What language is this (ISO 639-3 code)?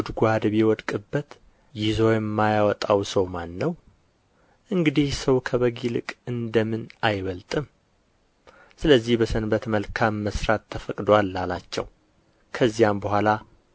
amh